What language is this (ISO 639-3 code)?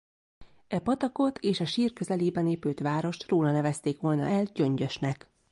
hun